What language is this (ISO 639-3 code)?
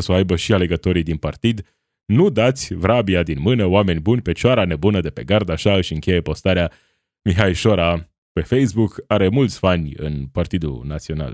ron